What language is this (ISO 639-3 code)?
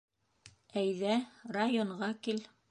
bak